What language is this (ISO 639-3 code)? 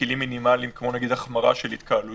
heb